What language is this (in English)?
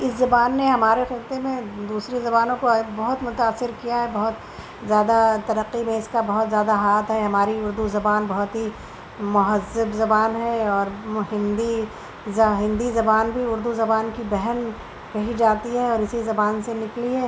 Urdu